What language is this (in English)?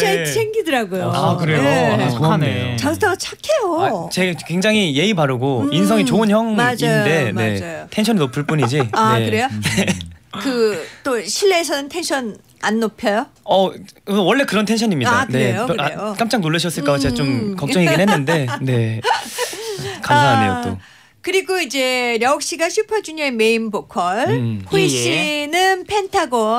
Korean